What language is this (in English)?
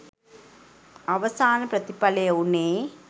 Sinhala